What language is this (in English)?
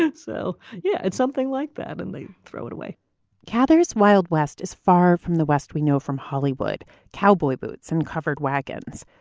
English